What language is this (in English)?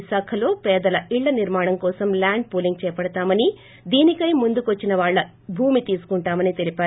Telugu